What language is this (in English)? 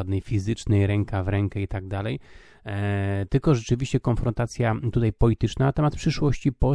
Polish